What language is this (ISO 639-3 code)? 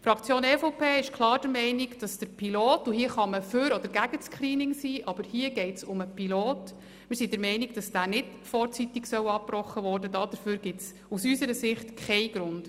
gsw